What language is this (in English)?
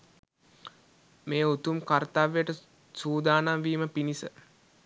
Sinhala